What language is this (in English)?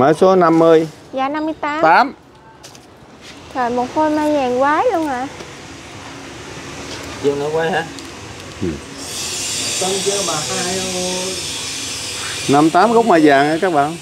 Vietnamese